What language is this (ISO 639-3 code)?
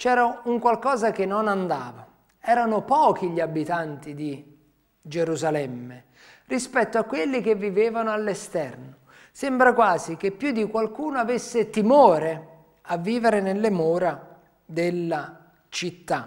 ita